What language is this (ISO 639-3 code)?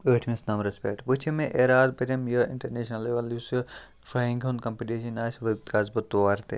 kas